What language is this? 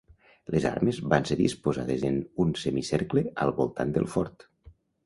Catalan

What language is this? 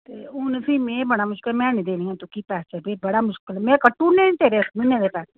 Dogri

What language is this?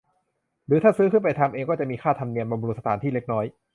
Thai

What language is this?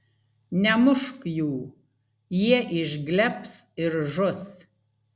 Lithuanian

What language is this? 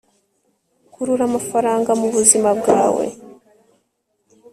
Kinyarwanda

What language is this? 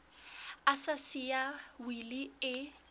Southern Sotho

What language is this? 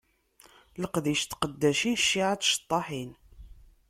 Kabyle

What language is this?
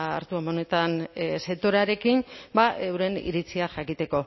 Basque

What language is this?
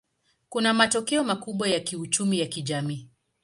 Swahili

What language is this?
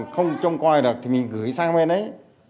Vietnamese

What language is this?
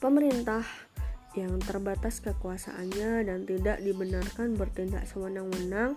Indonesian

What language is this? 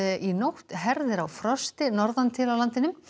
Icelandic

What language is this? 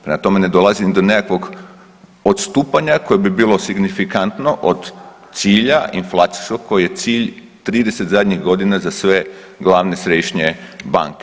Croatian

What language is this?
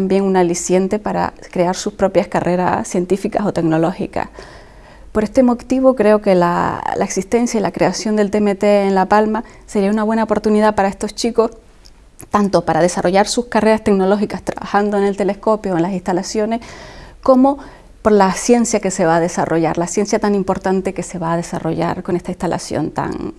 Spanish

